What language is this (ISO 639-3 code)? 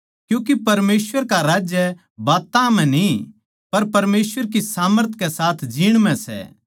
bgc